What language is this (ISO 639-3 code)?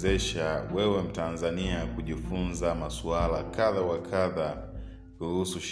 swa